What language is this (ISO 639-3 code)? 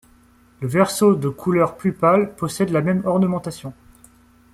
fra